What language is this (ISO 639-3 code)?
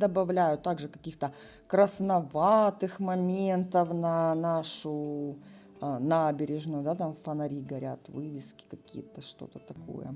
rus